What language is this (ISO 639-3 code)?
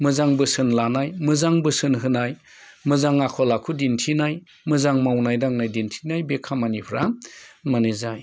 brx